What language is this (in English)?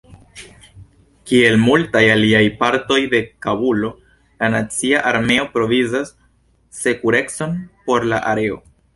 Esperanto